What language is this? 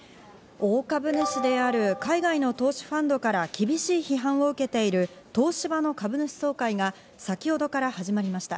Japanese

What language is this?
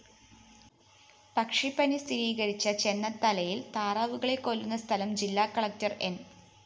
Malayalam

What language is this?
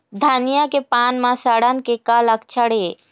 Chhattisgarhi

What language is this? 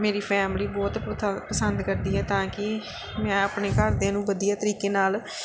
Punjabi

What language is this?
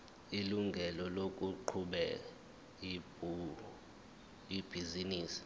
Zulu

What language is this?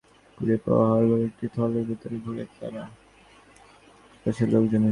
Bangla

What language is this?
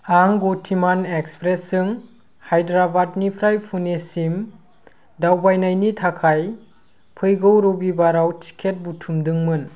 Bodo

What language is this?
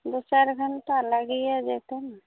Maithili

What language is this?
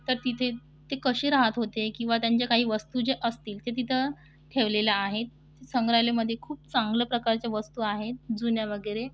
Marathi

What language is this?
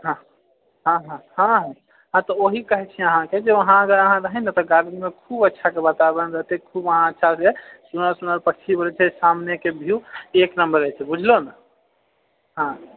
Maithili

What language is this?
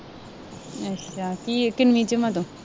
Punjabi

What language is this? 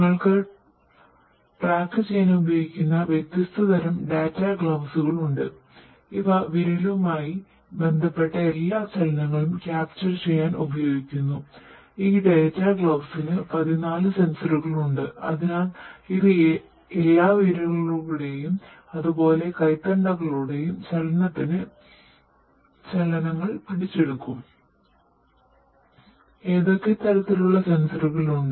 Malayalam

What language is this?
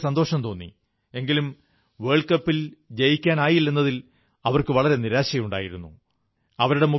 Malayalam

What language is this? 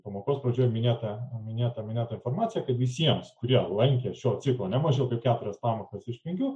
Lithuanian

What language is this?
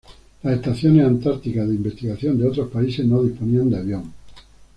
Spanish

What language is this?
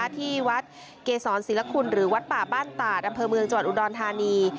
Thai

